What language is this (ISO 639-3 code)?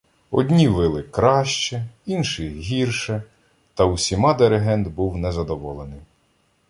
ukr